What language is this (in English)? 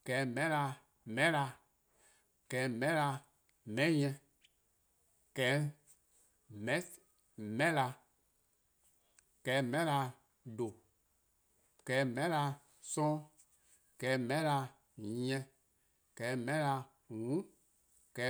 Eastern Krahn